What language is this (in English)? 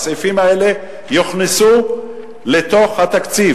Hebrew